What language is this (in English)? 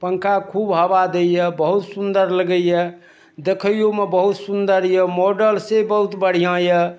Maithili